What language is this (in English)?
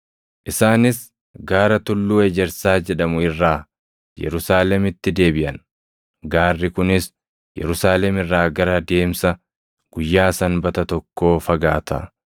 Oromo